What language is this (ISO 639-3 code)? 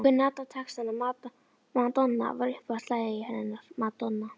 isl